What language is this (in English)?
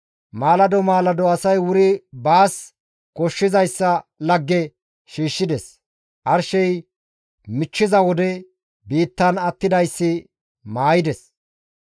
Gamo